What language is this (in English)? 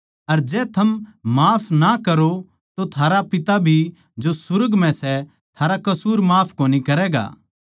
Haryanvi